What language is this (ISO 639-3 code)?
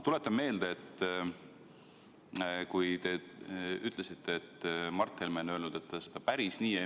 est